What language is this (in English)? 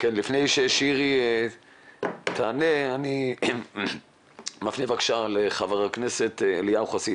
Hebrew